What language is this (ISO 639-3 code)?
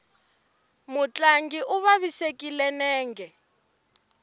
tso